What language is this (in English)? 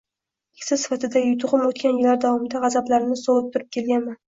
Uzbek